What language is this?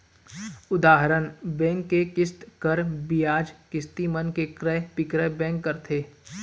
Chhattisgarhi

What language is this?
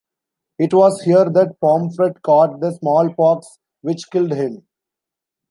English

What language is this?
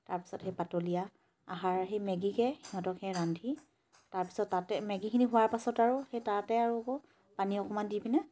Assamese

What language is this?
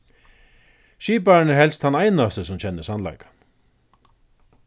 Faroese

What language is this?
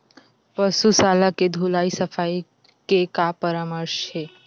Chhattisgarhi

